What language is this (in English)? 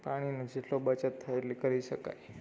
Gujarati